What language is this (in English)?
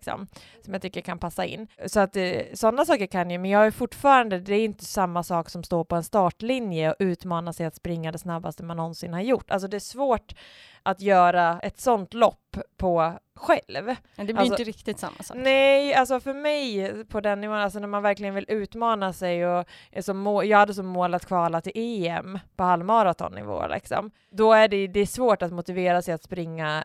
Swedish